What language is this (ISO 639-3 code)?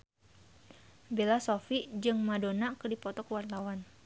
sun